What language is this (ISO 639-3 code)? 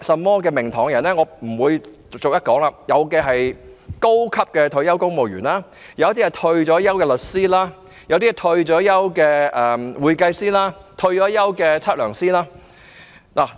yue